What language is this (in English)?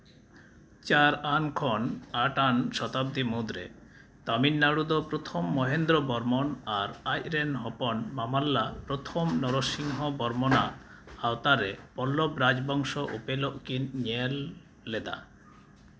Santali